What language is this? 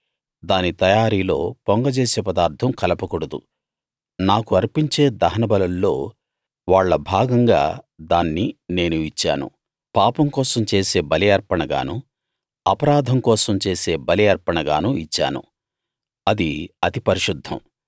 Telugu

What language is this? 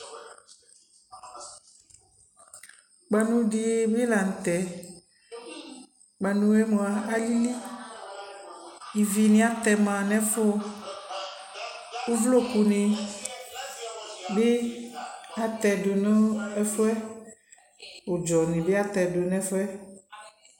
Ikposo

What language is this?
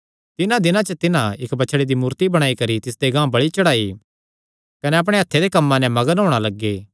Kangri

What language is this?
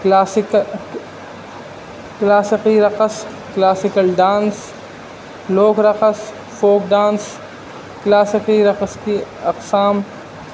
Urdu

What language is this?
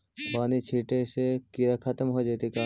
Magahi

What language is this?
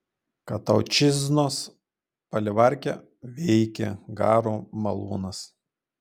Lithuanian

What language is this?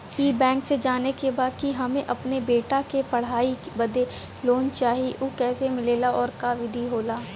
Bhojpuri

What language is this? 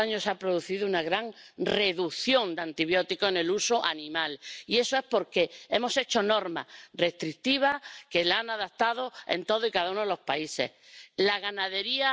German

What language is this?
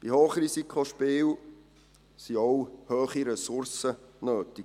Swiss German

